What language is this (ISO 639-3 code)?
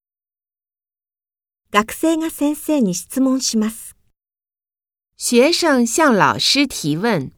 jpn